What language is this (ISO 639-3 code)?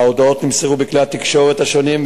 heb